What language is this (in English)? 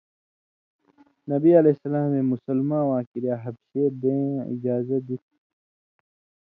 Indus Kohistani